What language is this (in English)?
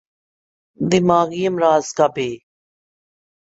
Urdu